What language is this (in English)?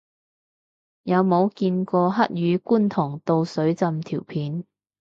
Cantonese